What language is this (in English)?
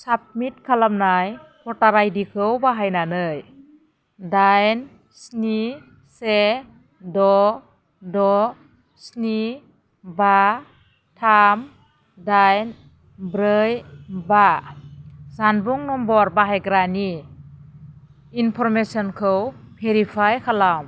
Bodo